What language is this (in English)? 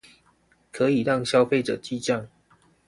Chinese